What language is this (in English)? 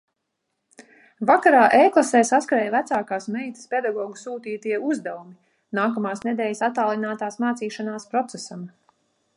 Latvian